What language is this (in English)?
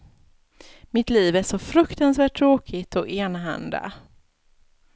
Swedish